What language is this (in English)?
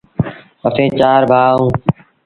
Sindhi Bhil